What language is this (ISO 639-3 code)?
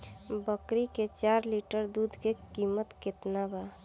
bho